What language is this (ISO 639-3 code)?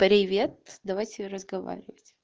rus